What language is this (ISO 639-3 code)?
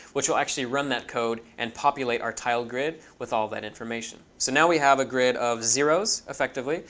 eng